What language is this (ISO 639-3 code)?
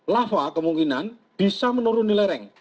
ind